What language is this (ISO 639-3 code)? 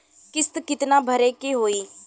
bho